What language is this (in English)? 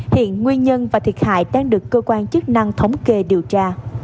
Vietnamese